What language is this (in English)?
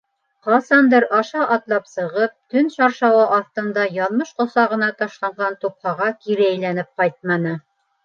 Bashkir